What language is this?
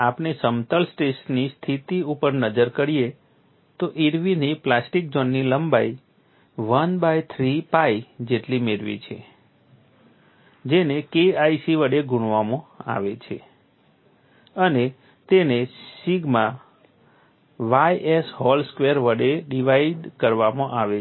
Gujarati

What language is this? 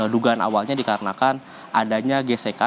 Indonesian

